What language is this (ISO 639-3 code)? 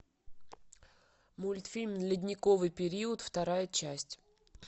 rus